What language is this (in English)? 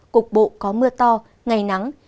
Vietnamese